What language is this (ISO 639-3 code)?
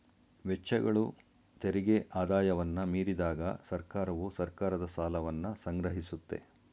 kan